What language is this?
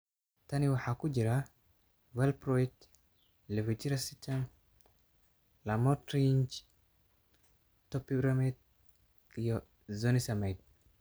Somali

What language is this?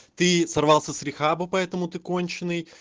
Russian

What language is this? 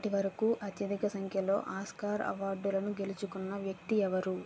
Telugu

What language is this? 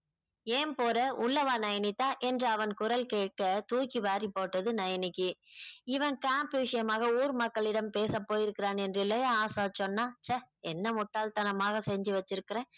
Tamil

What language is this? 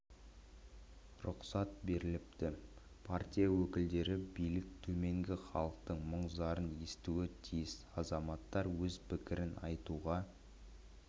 Kazakh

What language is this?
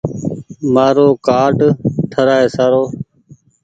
Goaria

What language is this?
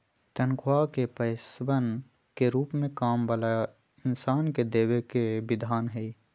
Magahi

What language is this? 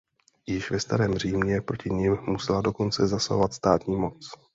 Czech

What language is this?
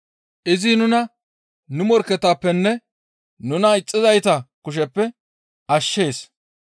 Gamo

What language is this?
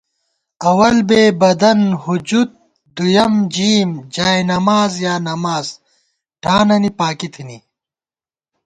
Gawar-Bati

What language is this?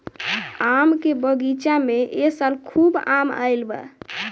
Bhojpuri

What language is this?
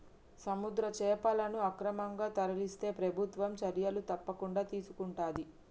Telugu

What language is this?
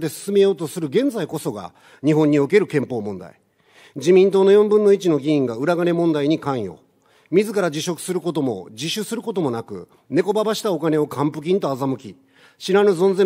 Japanese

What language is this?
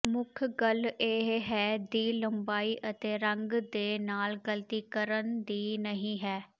Punjabi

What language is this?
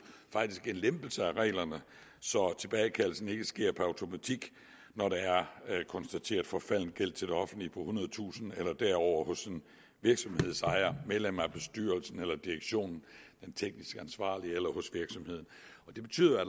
Danish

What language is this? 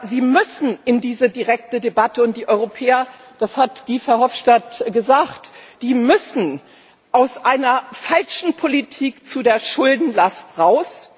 German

